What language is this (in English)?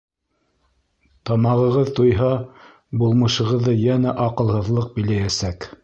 Bashkir